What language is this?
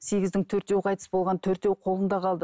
Kazakh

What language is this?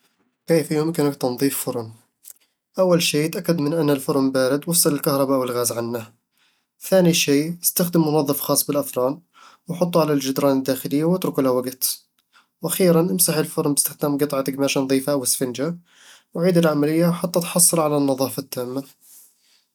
Eastern Egyptian Bedawi Arabic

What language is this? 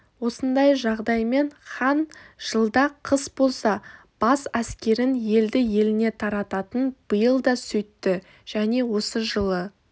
Kazakh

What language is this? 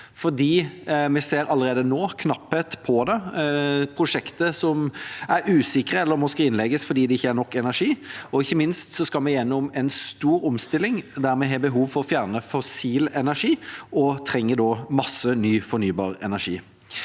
Norwegian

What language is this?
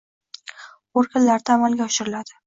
Uzbek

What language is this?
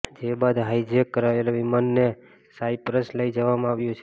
Gujarati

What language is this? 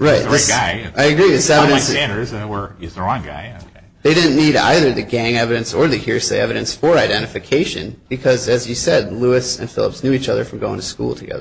English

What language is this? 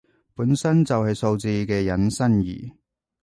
Cantonese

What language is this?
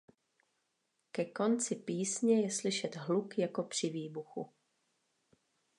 Czech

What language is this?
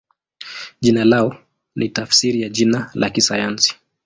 Swahili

